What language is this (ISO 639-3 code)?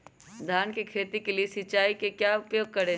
mag